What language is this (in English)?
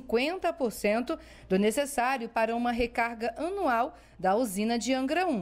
Portuguese